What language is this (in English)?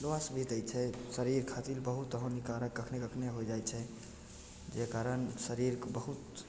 Maithili